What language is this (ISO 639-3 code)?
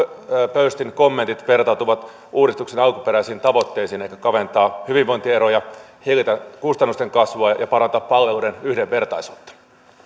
fin